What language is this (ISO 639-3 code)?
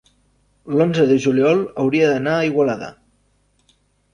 cat